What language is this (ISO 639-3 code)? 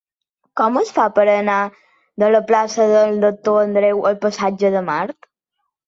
cat